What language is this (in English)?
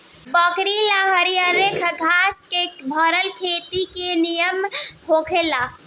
Bhojpuri